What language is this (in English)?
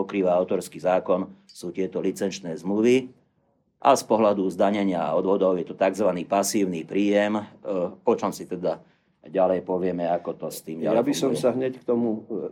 Slovak